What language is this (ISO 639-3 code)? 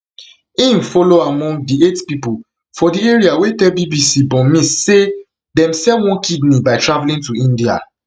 pcm